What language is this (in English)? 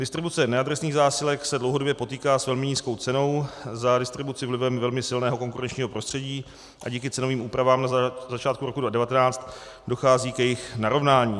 Czech